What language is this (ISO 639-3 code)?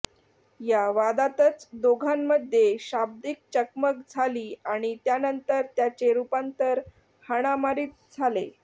mar